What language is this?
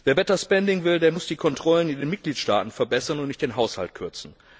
German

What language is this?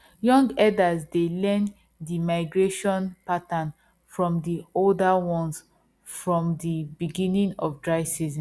Nigerian Pidgin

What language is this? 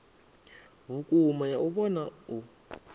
Venda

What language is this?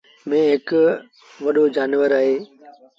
Sindhi Bhil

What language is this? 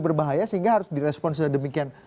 Indonesian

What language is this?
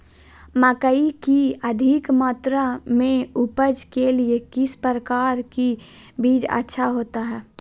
Magahi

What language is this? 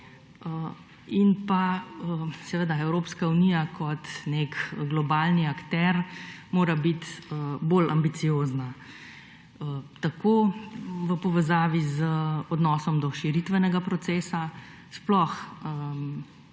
Slovenian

